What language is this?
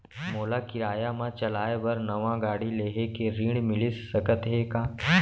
Chhattisgarhi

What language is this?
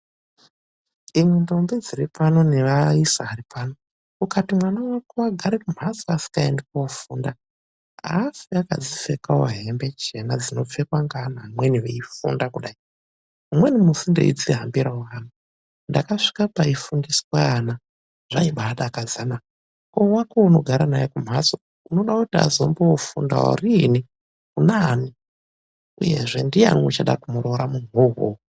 Ndau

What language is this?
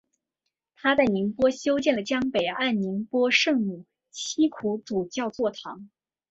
Chinese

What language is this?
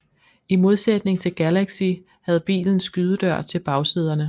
Danish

